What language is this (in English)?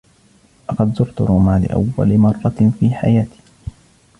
Arabic